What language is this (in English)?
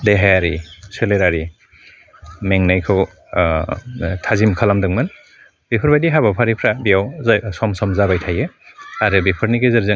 Bodo